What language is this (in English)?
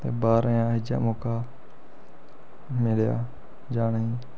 Dogri